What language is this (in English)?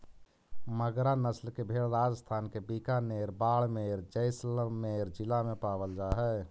Magahi